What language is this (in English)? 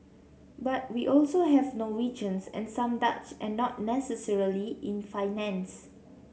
English